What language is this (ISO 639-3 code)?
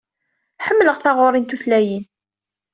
kab